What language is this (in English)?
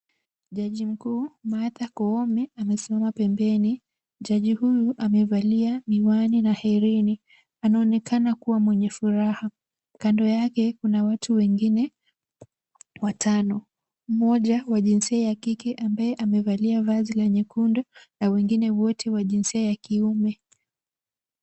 Swahili